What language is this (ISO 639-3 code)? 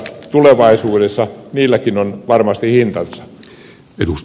fin